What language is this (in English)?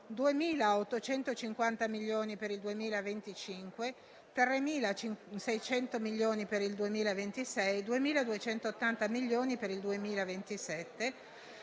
Italian